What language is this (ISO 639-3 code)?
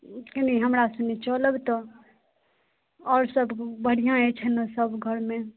mai